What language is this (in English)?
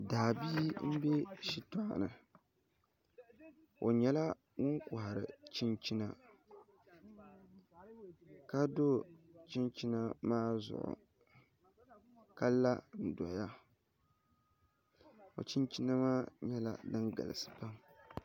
Dagbani